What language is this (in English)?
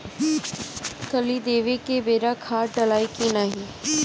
Bhojpuri